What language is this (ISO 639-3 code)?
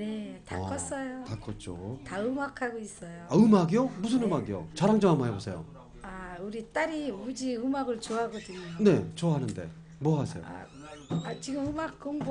kor